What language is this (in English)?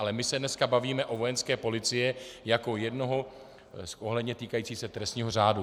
Czech